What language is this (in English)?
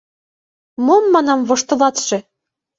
Mari